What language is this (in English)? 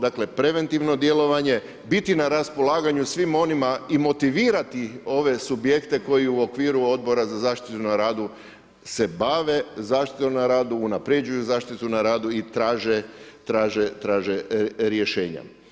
Croatian